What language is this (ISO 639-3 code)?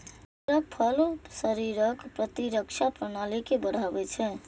mai